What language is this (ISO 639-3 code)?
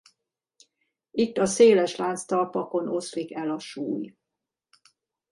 hun